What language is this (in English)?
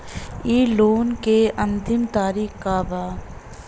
Bhojpuri